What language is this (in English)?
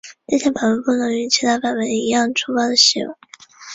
Chinese